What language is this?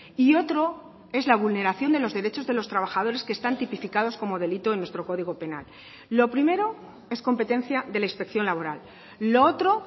Spanish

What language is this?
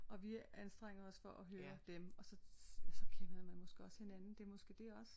Danish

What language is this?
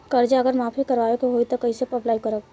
Bhojpuri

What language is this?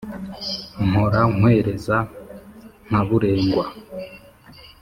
Kinyarwanda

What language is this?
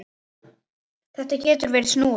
Icelandic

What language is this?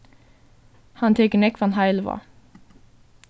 Faroese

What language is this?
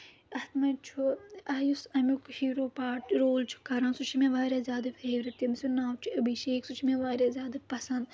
Kashmiri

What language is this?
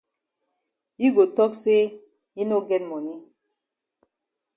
Cameroon Pidgin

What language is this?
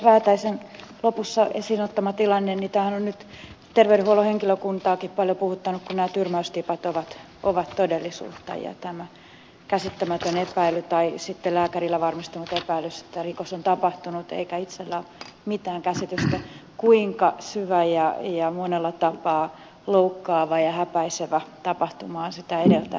Finnish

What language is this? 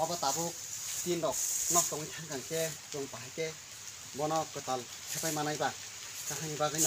Thai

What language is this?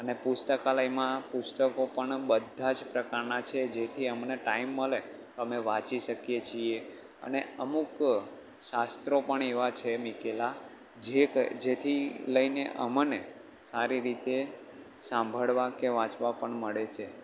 Gujarati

